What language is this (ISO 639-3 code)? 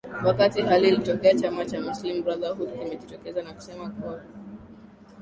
swa